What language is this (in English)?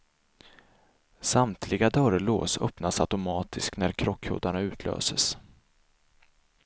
Swedish